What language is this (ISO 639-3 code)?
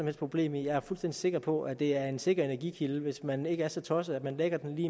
dan